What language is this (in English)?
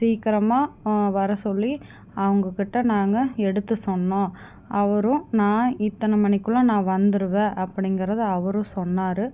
Tamil